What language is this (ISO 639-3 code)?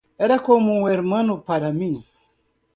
spa